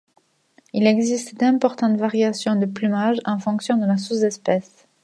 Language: French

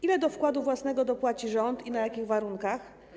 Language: Polish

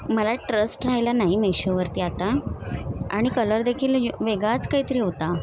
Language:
Marathi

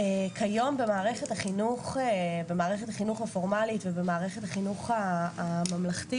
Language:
Hebrew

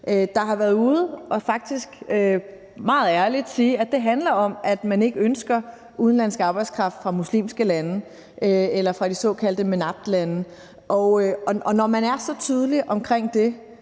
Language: Danish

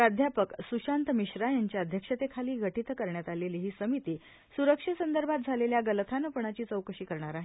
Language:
Marathi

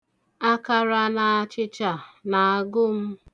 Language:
Igbo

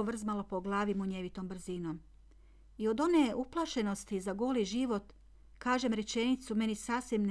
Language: Croatian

